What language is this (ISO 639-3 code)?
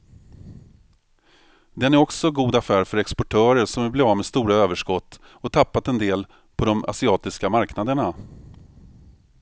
swe